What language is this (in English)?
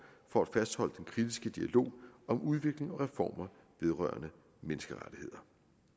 Danish